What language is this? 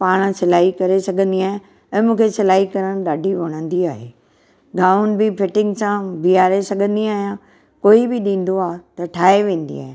Sindhi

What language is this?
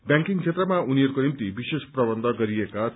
Nepali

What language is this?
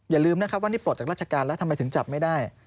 Thai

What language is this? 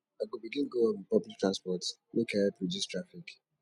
Nigerian Pidgin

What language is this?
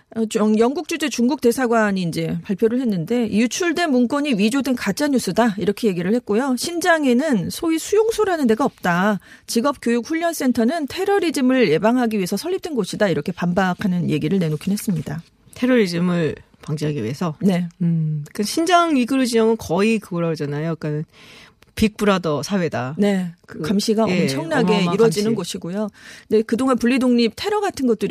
Korean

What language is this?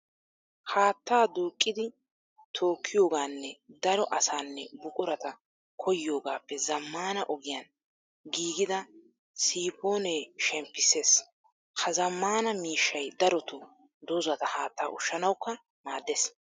Wolaytta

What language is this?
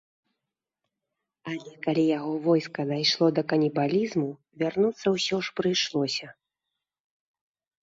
Belarusian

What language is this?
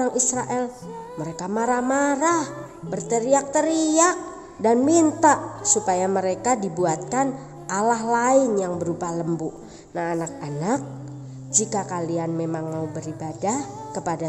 Indonesian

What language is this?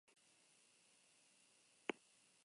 Basque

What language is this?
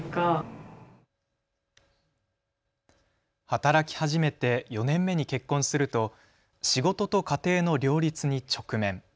Japanese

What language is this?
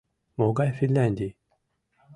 Mari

